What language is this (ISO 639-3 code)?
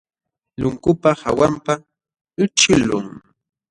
qxw